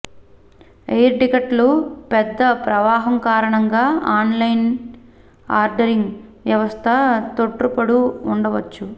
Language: Telugu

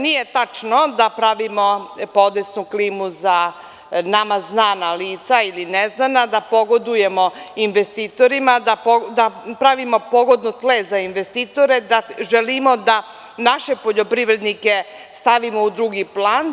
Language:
Serbian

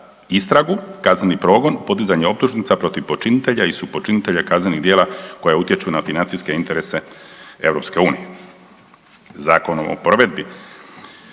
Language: Croatian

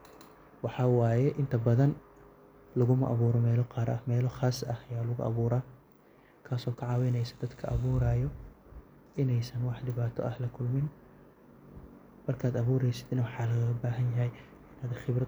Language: Somali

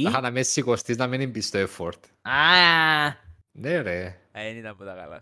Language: Greek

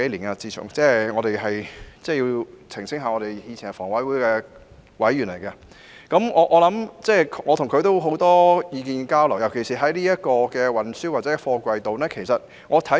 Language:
Cantonese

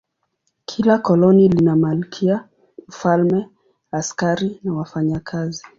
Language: Swahili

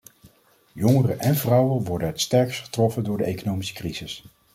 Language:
Dutch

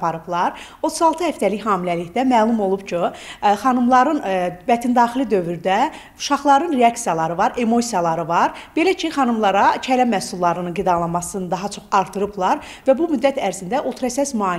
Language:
Turkish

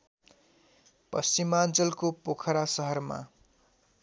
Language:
Nepali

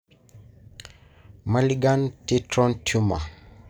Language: Masai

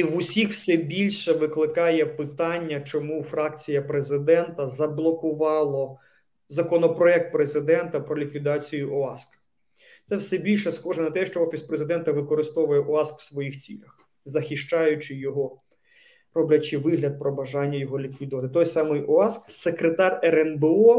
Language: Ukrainian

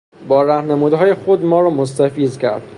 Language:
Persian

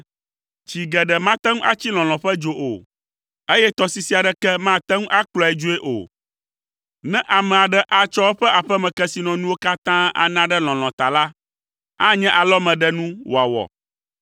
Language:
Ewe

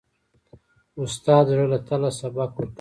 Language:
Pashto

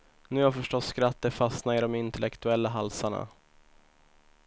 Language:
Swedish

